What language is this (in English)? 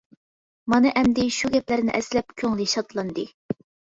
Uyghur